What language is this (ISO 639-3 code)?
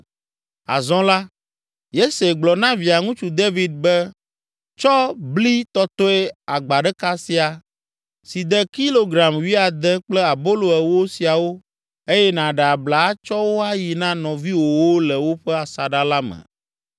ewe